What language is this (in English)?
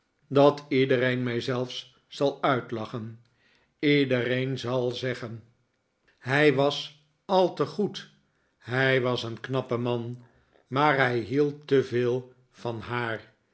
Dutch